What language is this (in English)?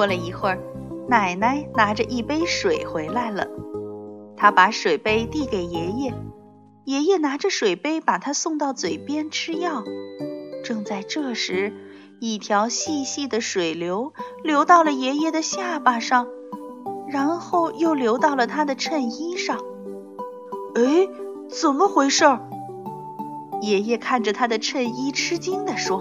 Chinese